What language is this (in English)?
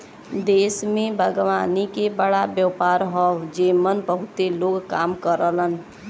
Bhojpuri